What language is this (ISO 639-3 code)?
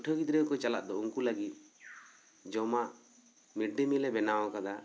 sat